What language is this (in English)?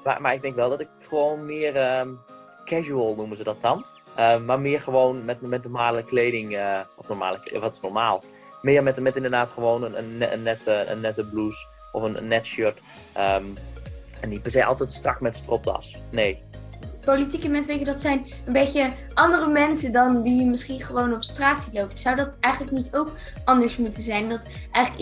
Dutch